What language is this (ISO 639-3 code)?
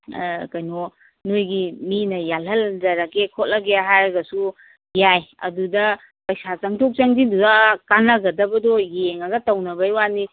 mni